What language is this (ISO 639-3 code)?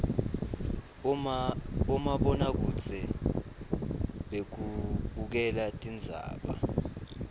ssw